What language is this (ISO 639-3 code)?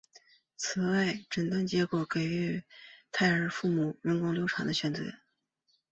zho